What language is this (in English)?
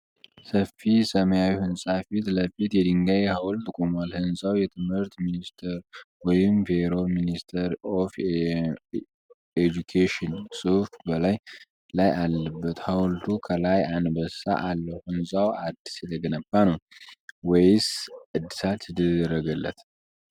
Amharic